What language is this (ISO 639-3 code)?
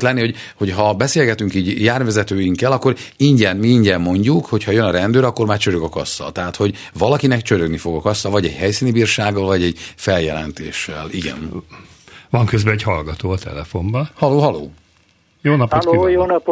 hun